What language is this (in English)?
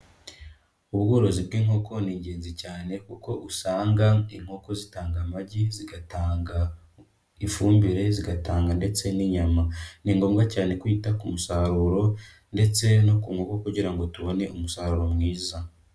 Kinyarwanda